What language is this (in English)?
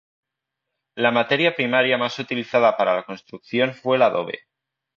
Spanish